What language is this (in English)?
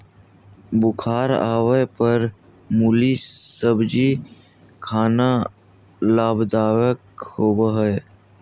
Magahi